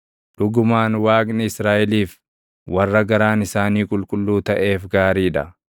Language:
Oromo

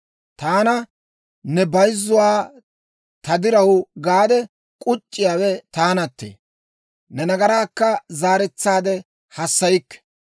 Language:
Dawro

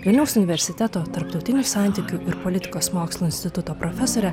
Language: Lithuanian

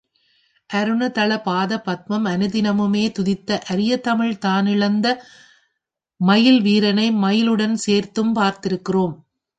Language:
Tamil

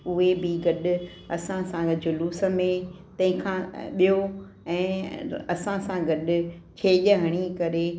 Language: Sindhi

